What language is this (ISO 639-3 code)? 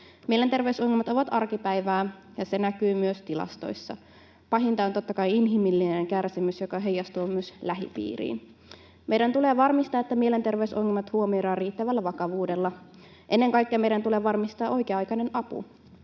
fin